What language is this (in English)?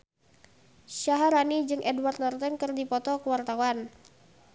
Sundanese